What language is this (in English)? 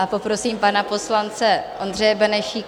Czech